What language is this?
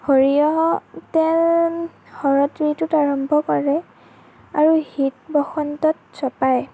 Assamese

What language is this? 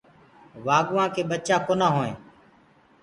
Gurgula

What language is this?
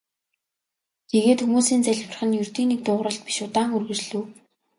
Mongolian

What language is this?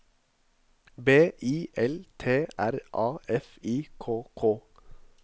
Norwegian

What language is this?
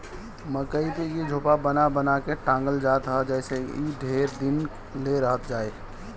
Bhojpuri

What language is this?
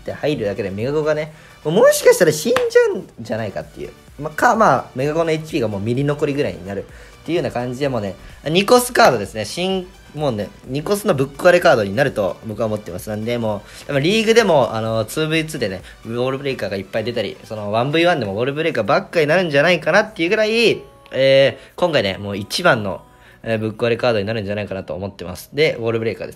Japanese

